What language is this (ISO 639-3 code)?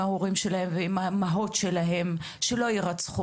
heb